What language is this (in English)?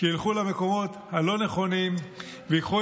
Hebrew